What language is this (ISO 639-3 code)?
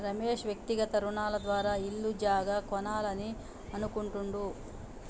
tel